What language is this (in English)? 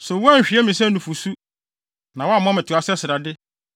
Akan